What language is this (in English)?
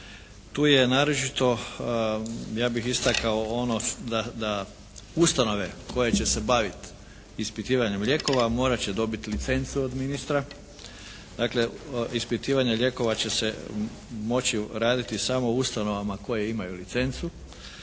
Croatian